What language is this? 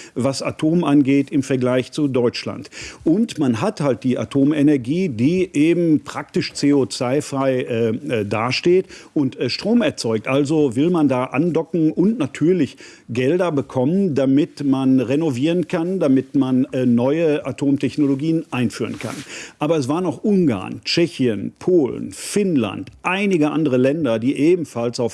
German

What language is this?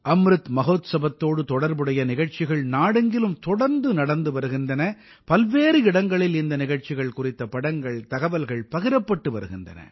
Tamil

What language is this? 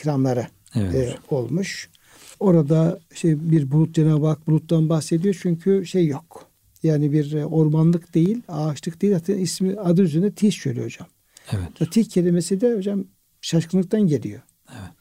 Turkish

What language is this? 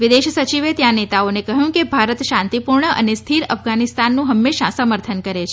Gujarati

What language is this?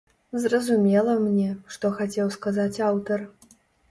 Belarusian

